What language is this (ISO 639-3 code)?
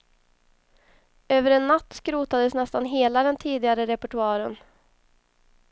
swe